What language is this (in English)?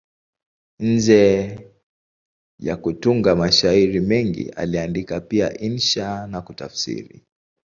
Swahili